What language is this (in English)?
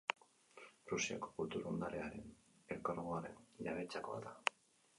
Basque